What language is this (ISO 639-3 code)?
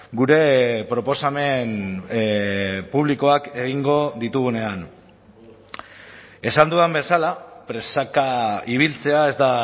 eus